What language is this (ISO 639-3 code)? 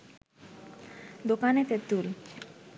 ben